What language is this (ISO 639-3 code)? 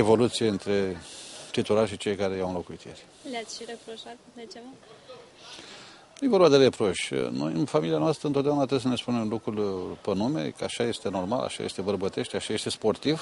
ron